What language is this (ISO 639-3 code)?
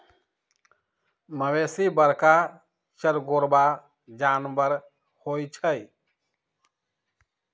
mag